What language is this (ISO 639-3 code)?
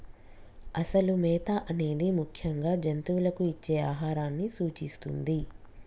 tel